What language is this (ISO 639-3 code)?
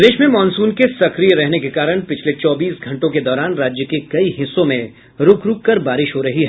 hin